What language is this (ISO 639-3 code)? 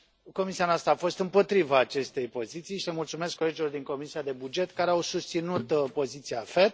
ron